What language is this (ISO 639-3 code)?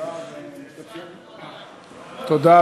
heb